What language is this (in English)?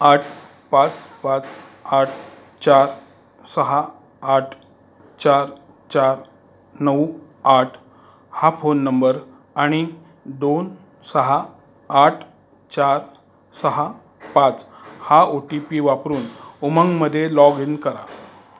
Marathi